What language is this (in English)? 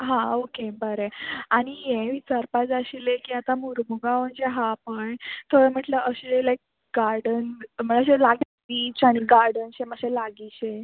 Konkani